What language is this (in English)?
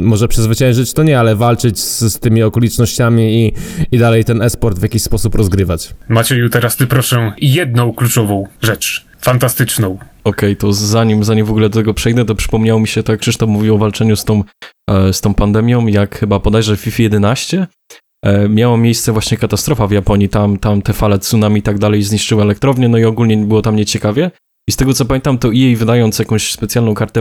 Polish